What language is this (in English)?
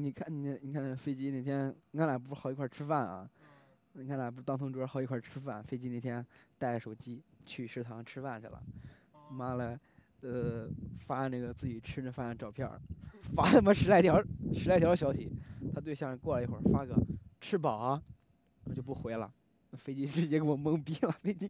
Chinese